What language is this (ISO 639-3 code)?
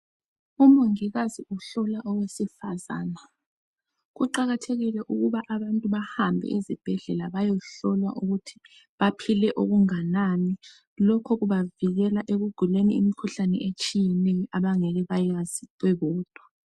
nde